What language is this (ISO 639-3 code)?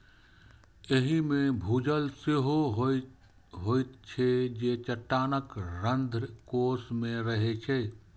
mai